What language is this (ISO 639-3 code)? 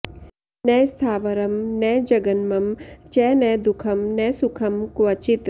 san